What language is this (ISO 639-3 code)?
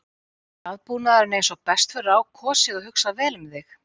isl